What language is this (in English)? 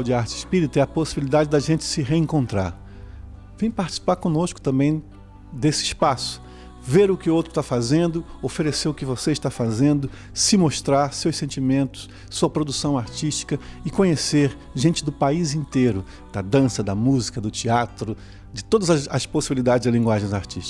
Portuguese